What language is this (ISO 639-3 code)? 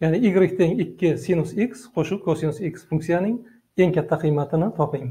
tur